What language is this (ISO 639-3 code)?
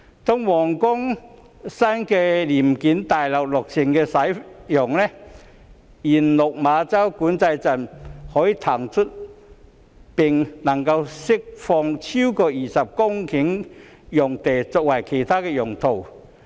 yue